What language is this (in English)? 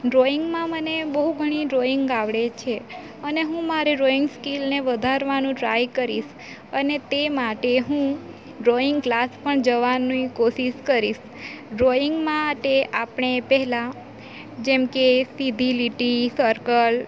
Gujarati